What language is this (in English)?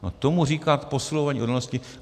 Czech